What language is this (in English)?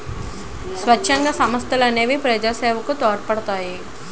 Telugu